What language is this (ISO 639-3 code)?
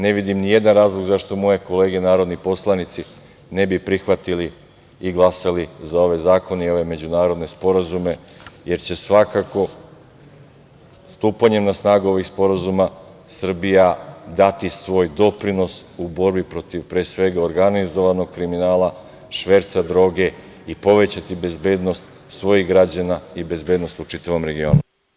srp